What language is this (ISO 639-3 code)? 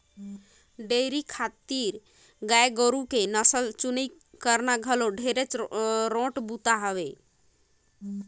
hne